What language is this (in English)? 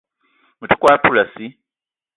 Eton (Cameroon)